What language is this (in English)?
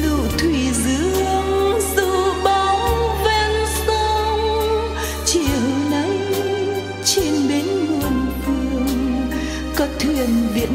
Vietnamese